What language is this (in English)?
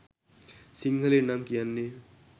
Sinhala